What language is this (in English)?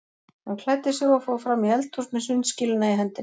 Icelandic